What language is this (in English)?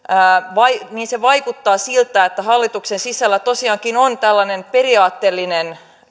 Finnish